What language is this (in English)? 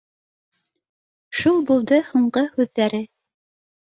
Bashkir